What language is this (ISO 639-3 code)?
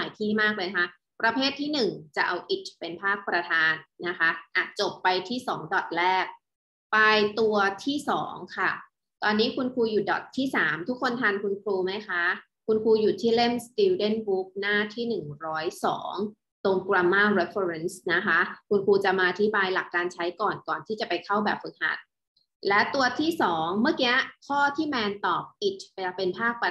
tha